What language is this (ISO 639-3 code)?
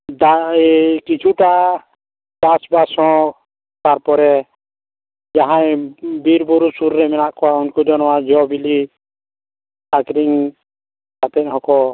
sat